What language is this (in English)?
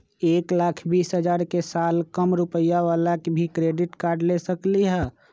Magahi